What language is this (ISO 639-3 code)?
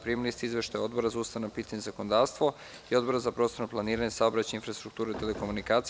srp